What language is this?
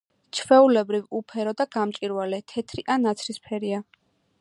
Georgian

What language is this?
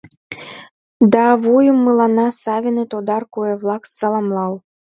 Mari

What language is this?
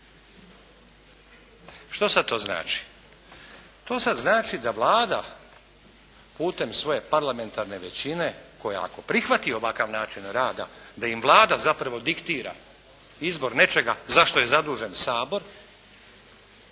Croatian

